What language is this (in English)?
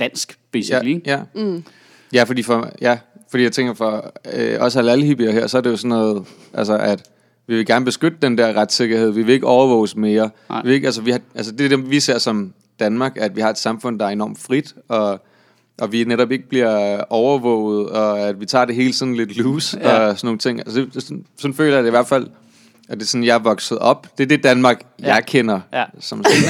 Danish